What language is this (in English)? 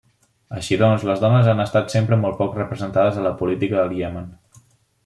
Catalan